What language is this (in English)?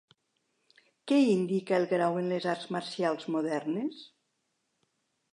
Catalan